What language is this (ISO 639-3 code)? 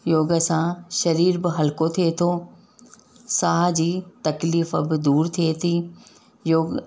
snd